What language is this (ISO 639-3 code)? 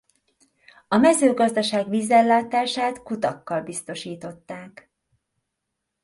hun